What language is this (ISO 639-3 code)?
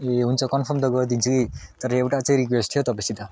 nep